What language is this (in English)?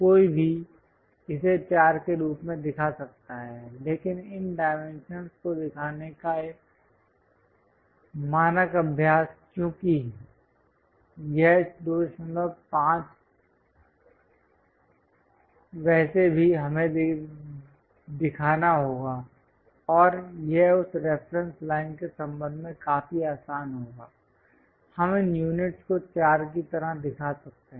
Hindi